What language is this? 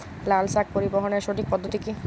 Bangla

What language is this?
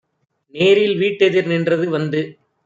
Tamil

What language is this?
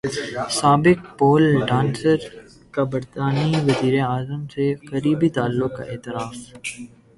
Urdu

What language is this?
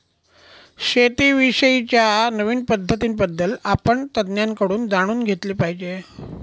Marathi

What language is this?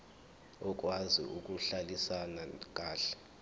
Zulu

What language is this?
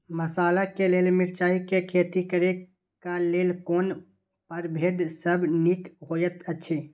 Maithili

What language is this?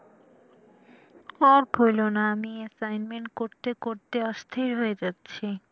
Bangla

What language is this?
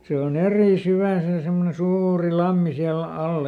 Finnish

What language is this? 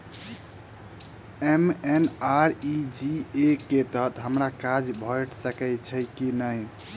Maithili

